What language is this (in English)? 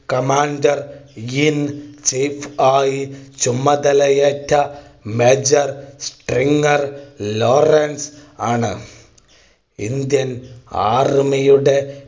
Malayalam